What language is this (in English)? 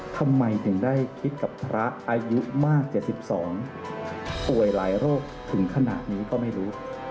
Thai